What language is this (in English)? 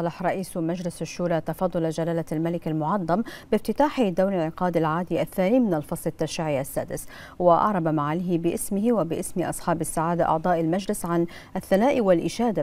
Arabic